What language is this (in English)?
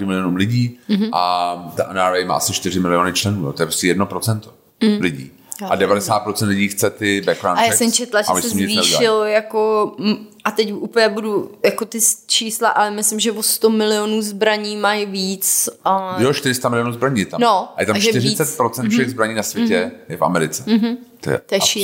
Czech